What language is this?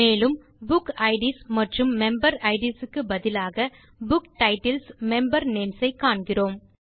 Tamil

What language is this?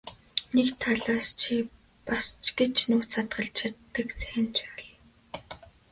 Mongolian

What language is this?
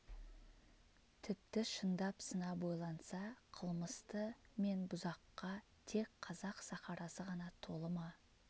Kazakh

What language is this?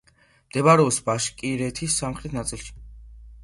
Georgian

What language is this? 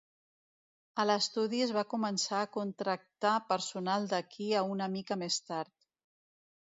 Catalan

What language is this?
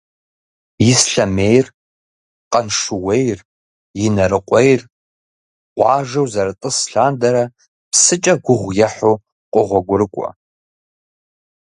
Kabardian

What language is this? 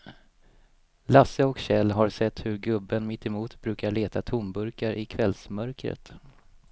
Swedish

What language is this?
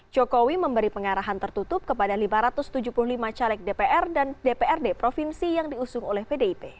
Indonesian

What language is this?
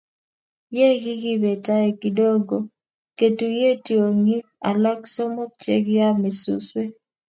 Kalenjin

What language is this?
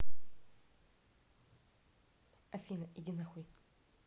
Russian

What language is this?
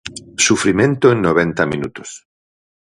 Galician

